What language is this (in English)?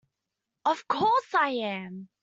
English